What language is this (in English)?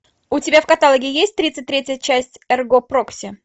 Russian